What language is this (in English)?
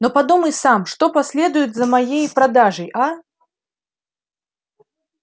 Russian